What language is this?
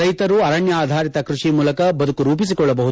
Kannada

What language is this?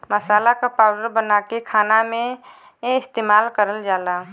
Bhojpuri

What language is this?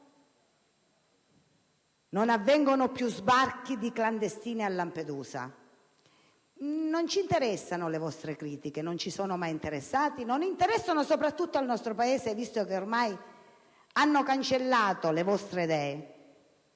Italian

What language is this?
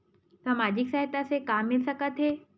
Chhattisgarhi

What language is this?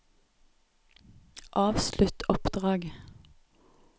Norwegian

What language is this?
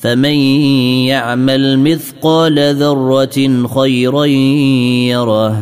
Arabic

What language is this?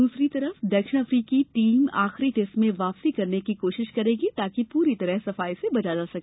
Hindi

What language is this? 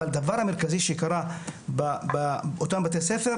Hebrew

